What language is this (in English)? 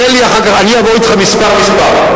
Hebrew